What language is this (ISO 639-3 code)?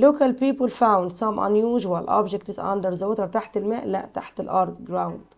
ara